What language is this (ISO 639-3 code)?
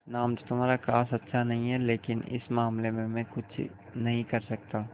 hin